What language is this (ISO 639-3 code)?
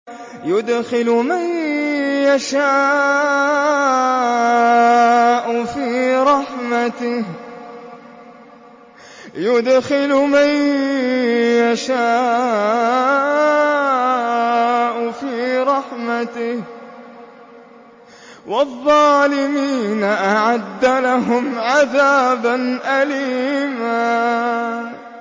ara